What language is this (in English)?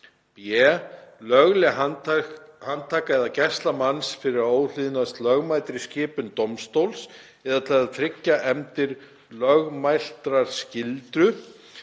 Icelandic